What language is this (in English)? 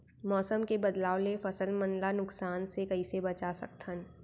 Chhattisgarhi